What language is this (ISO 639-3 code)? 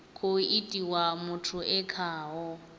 ven